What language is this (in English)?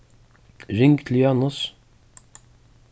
Faroese